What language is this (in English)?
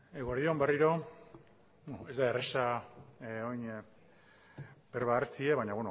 Basque